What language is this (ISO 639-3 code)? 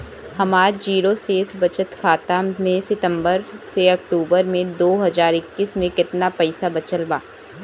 bho